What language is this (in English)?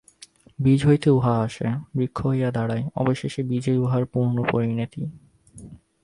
Bangla